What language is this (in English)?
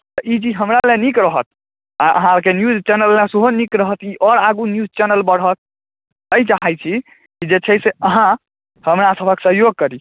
Maithili